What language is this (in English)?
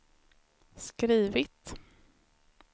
Swedish